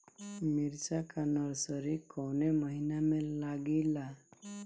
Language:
Bhojpuri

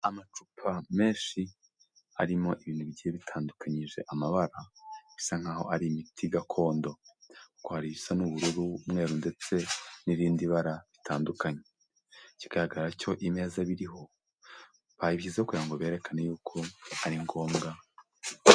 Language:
Kinyarwanda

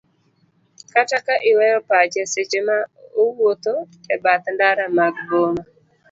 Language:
Luo (Kenya and Tanzania)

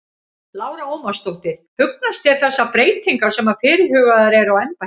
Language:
Icelandic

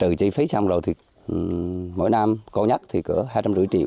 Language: Vietnamese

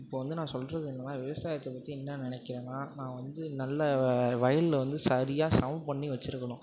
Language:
Tamil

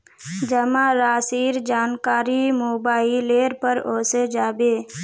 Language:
Magahi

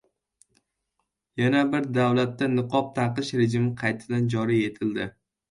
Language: Uzbek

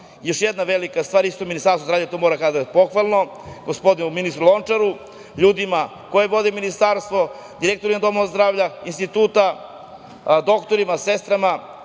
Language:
Serbian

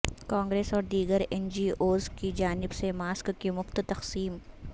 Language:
Urdu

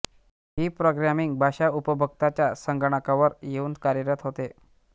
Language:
Marathi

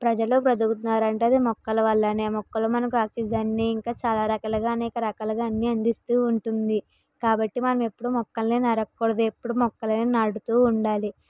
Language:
Telugu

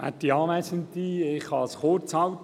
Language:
Swiss German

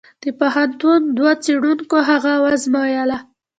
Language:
Pashto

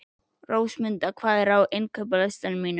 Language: Icelandic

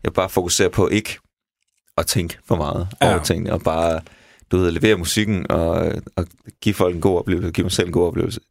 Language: Danish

